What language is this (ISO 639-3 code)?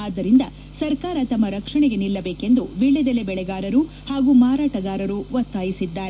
kan